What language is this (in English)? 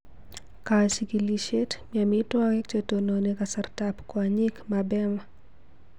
Kalenjin